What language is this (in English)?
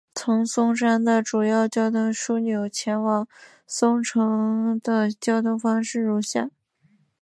Chinese